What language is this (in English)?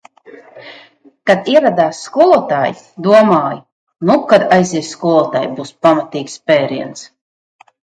Latvian